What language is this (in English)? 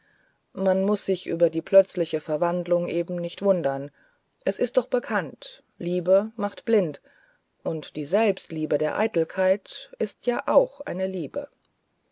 German